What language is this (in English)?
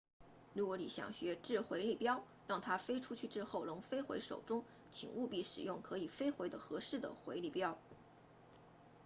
Chinese